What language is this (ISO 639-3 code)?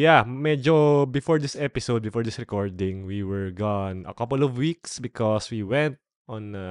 fil